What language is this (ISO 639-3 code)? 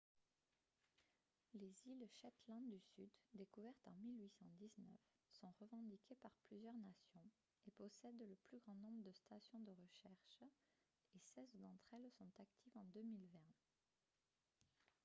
fra